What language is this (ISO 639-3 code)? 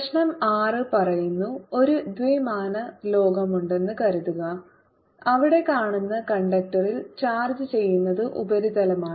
mal